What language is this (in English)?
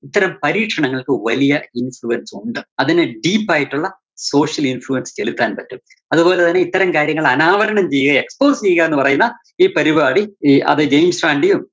Malayalam